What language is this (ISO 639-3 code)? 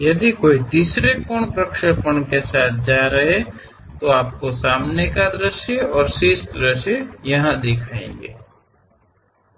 hin